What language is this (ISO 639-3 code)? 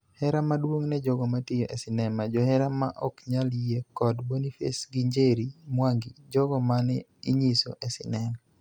luo